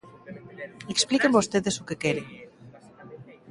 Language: Galician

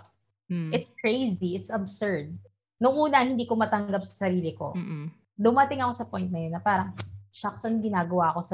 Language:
Filipino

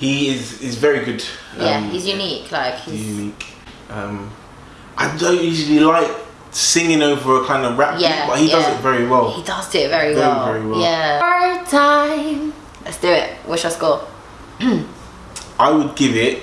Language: English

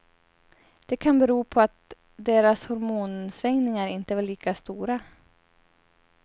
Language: Swedish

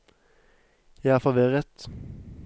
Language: Norwegian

